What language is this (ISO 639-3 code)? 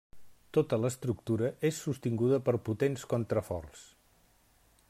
cat